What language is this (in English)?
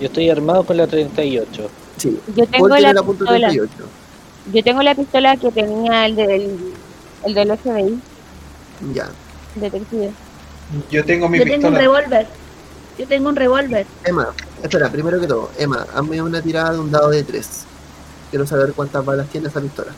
Spanish